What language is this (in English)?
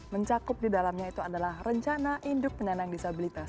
Indonesian